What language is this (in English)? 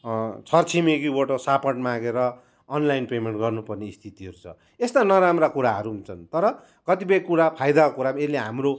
Nepali